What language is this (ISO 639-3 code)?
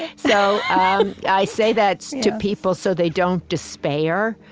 eng